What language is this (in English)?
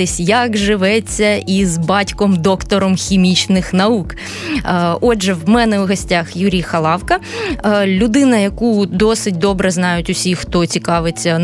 Ukrainian